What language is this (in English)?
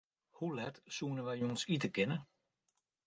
Western Frisian